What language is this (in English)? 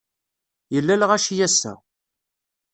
Kabyle